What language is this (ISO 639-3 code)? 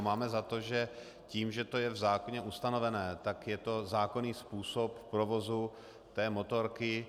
ces